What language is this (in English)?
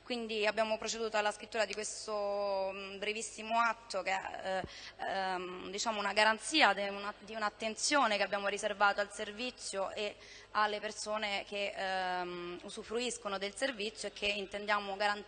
Italian